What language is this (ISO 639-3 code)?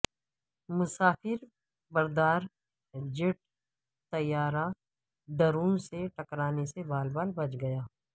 urd